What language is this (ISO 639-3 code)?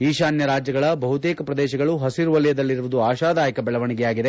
kan